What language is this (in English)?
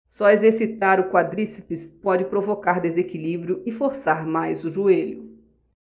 Portuguese